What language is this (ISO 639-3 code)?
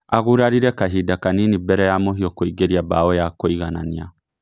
kik